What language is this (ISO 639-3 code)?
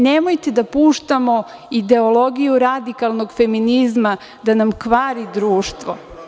srp